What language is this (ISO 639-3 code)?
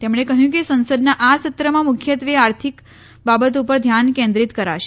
guj